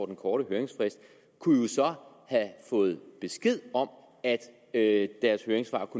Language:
Danish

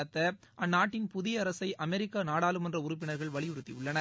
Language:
Tamil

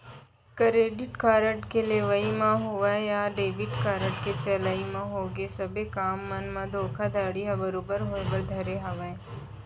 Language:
Chhattisgarhi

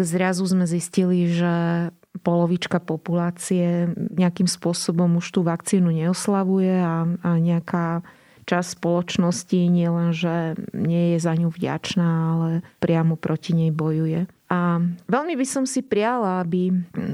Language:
Slovak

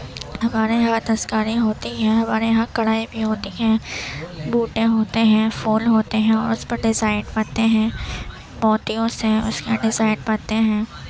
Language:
Urdu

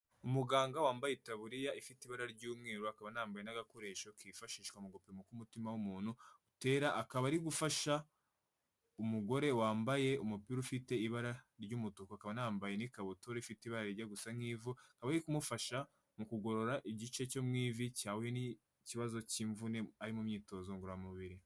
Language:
Kinyarwanda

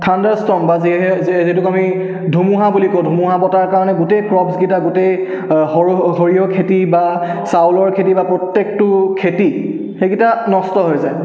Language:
Assamese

